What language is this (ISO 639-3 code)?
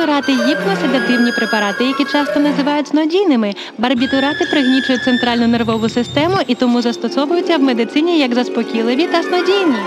ukr